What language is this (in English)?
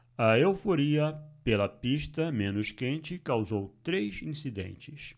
Portuguese